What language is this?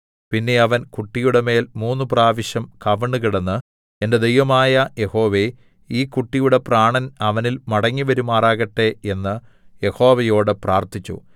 Malayalam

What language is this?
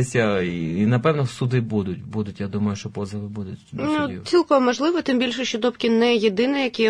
Ukrainian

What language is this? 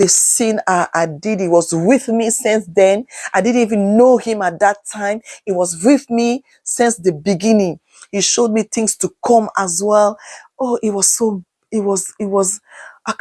English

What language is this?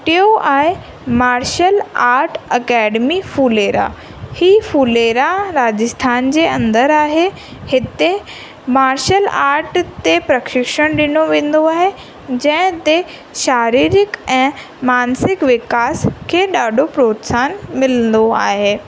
Sindhi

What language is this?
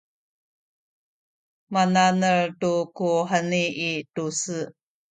Sakizaya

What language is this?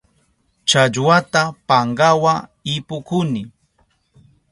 Southern Pastaza Quechua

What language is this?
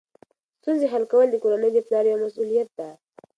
Pashto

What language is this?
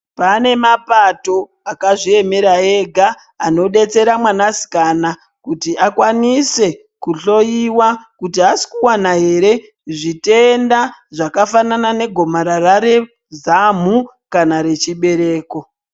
Ndau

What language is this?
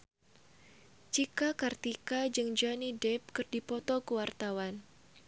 Sundanese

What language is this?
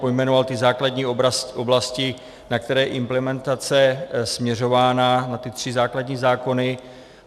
Czech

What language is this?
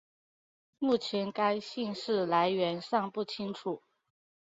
Chinese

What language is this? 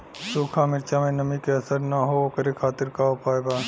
Bhojpuri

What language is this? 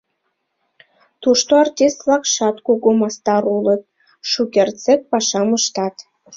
Mari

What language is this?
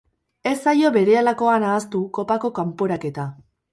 Basque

